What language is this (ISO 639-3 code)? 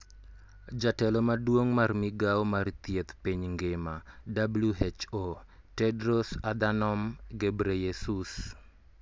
luo